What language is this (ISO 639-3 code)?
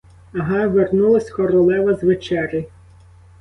ukr